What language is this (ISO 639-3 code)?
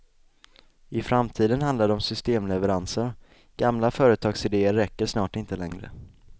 swe